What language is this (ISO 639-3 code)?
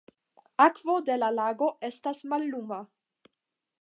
epo